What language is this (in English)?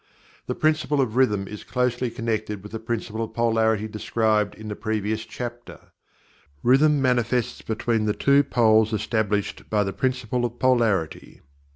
English